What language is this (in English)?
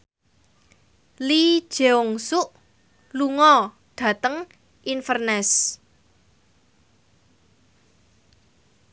Javanese